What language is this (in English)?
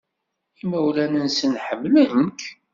Kabyle